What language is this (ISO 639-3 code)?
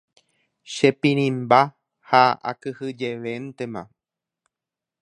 grn